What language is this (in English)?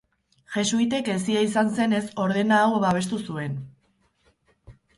Basque